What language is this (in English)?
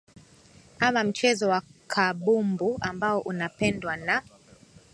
Swahili